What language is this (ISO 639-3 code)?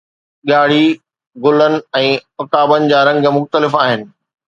snd